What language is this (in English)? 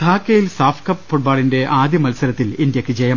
Malayalam